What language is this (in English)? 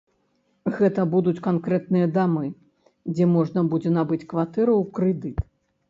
Belarusian